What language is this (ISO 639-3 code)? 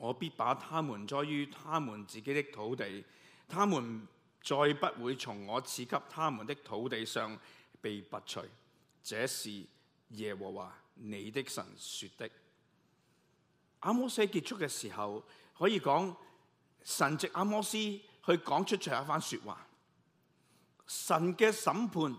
zho